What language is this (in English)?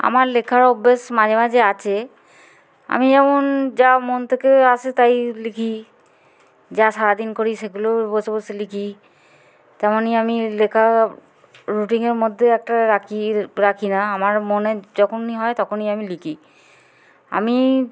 Bangla